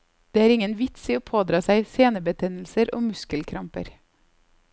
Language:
Norwegian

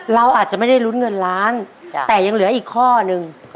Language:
Thai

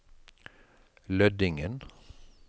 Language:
Norwegian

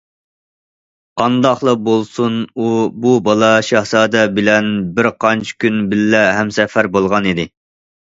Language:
Uyghur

